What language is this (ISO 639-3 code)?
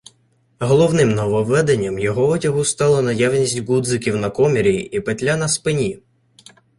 ukr